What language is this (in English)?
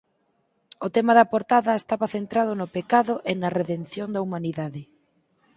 Galician